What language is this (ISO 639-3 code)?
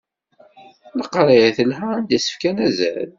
kab